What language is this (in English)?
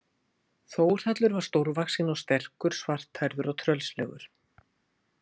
Icelandic